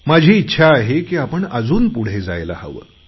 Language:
Marathi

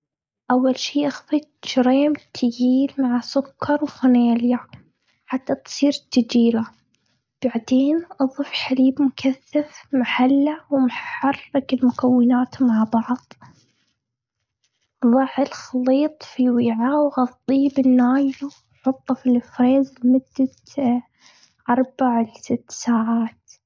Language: Gulf Arabic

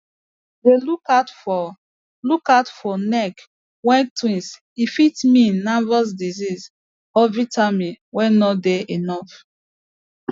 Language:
Nigerian Pidgin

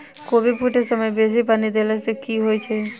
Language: Maithili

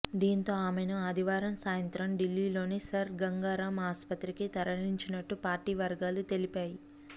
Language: Telugu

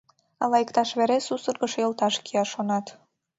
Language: Mari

